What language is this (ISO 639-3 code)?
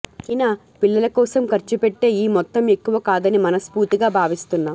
tel